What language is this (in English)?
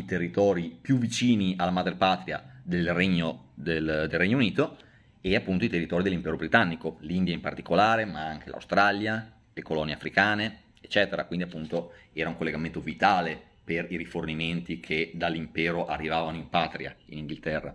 Italian